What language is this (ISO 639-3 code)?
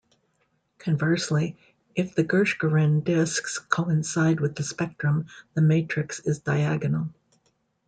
eng